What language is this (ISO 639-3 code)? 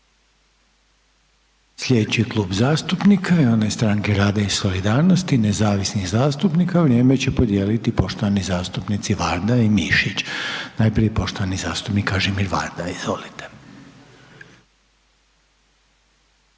hrv